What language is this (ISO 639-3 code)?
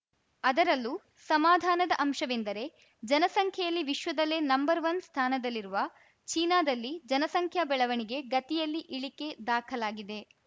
kan